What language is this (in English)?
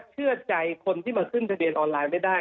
Thai